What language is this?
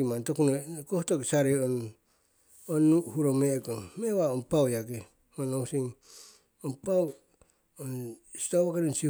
Siwai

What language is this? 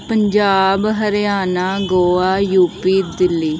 Punjabi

